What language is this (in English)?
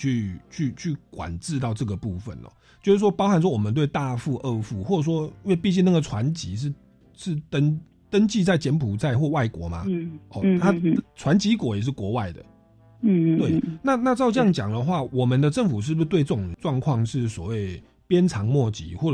Chinese